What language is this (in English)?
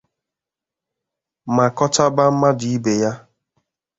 Igbo